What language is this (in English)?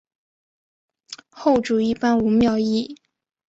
Chinese